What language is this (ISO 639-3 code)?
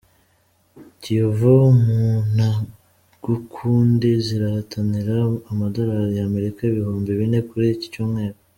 kin